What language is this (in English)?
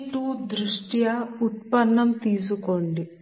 Telugu